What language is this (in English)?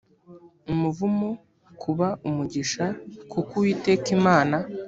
Kinyarwanda